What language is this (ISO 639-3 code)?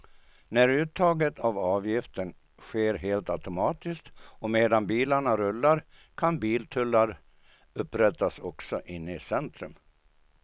swe